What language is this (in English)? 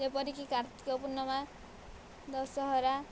Odia